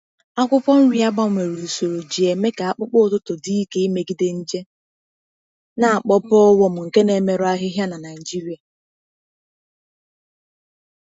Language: Igbo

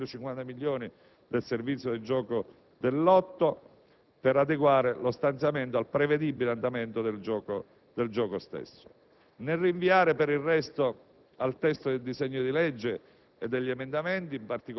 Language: Italian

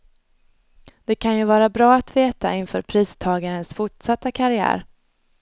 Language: Swedish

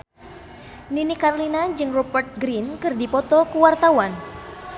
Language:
Sundanese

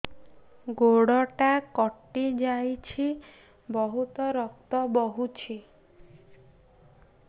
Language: Odia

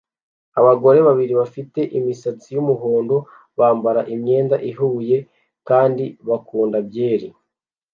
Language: Kinyarwanda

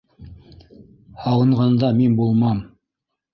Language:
Bashkir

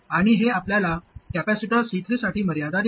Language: Marathi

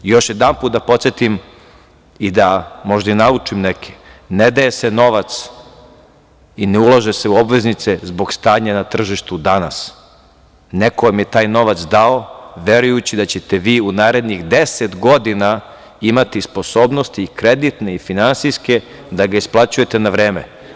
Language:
Serbian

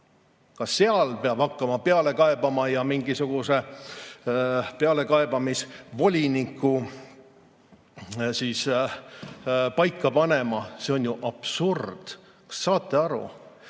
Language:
Estonian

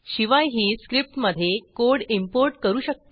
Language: Marathi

